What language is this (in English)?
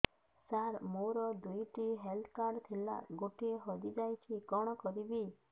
Odia